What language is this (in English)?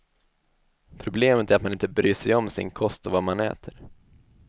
Swedish